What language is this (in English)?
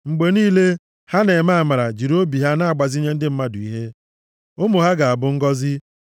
Igbo